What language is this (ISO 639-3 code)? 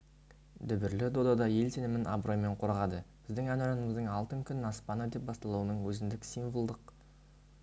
kaz